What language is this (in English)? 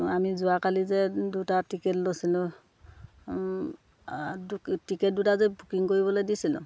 Assamese